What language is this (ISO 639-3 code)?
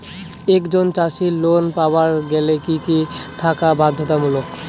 ben